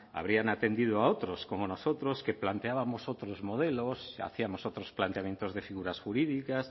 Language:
Spanish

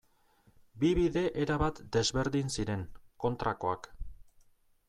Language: Basque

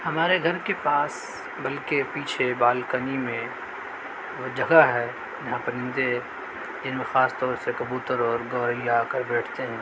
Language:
Urdu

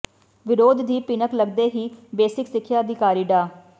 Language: Punjabi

